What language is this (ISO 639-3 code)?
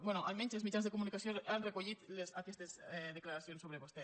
cat